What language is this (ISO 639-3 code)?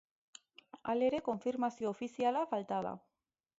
eus